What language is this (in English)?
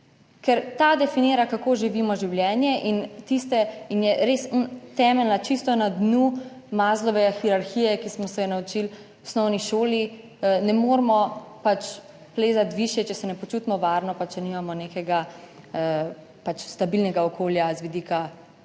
Slovenian